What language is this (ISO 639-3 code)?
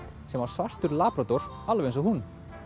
isl